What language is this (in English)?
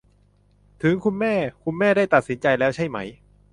Thai